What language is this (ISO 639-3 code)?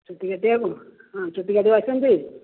ori